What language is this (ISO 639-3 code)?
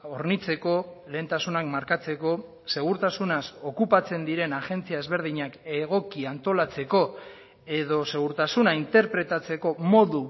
eus